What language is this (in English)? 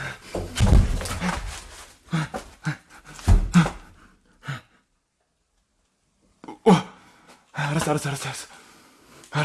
Korean